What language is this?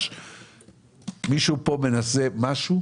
Hebrew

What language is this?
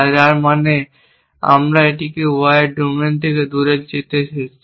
Bangla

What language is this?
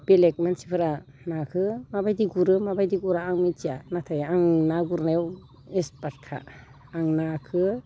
Bodo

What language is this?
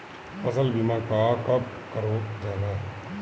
Bhojpuri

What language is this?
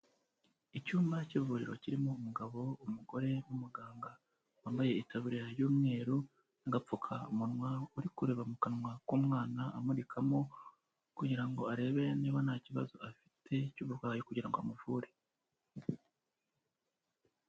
Kinyarwanda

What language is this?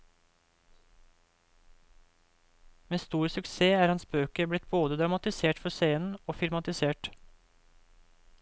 Norwegian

